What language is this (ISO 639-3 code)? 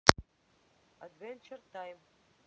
rus